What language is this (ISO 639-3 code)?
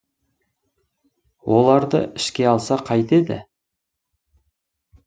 kaz